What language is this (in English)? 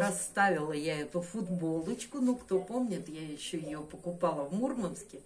Russian